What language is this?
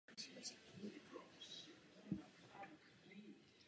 Czech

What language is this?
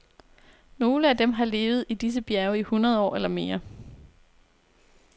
Danish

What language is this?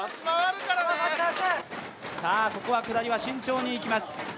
Japanese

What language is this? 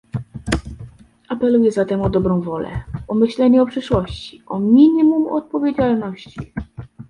Polish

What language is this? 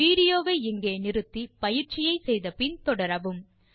Tamil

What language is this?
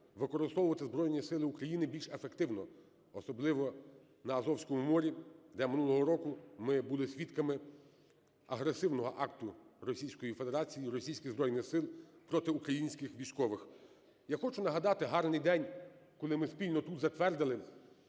Ukrainian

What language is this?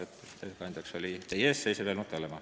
Estonian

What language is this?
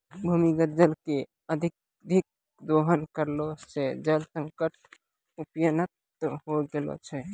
Maithili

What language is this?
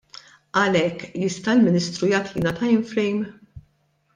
Maltese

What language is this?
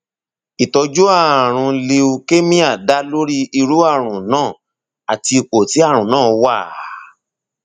Yoruba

